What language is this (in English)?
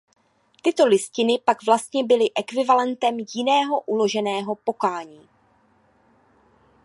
Czech